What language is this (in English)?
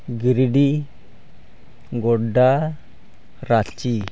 Santali